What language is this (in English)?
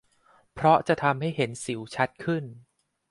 Thai